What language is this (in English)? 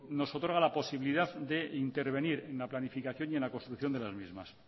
Spanish